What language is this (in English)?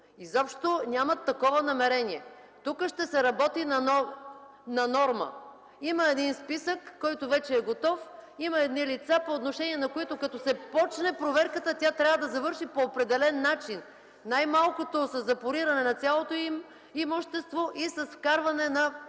Bulgarian